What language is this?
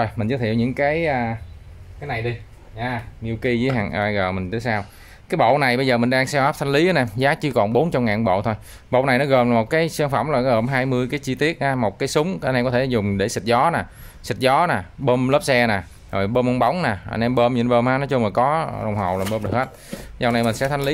Vietnamese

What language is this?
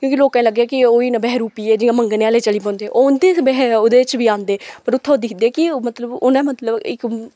Dogri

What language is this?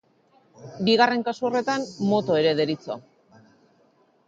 Basque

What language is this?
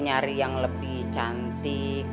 Indonesian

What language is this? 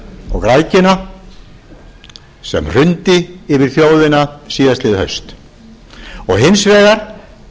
Icelandic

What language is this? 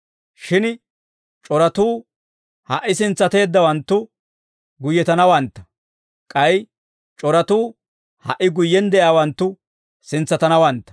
Dawro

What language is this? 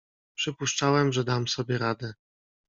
Polish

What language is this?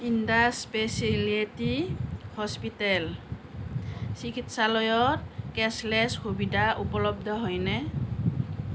Assamese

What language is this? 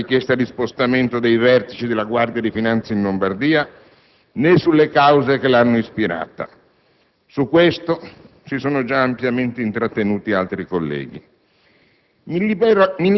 Italian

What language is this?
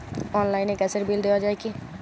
Bangla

